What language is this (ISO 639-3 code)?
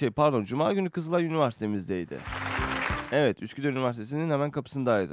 tur